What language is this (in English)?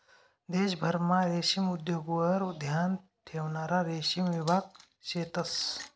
Marathi